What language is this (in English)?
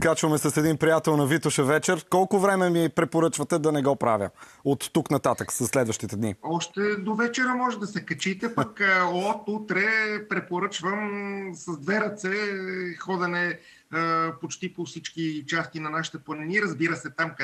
Bulgarian